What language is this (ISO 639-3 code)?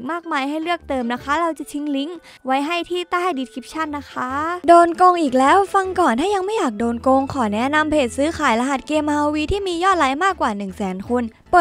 tha